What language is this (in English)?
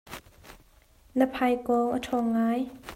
Hakha Chin